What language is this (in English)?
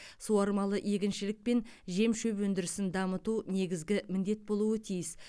Kazakh